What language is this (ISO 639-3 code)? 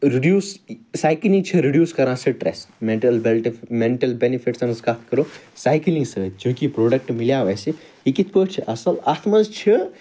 kas